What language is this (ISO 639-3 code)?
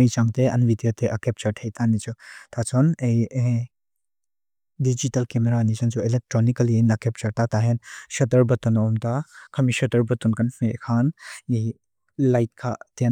lus